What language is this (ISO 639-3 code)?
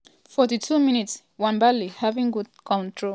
pcm